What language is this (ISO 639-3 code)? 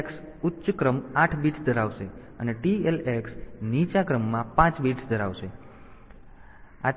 guj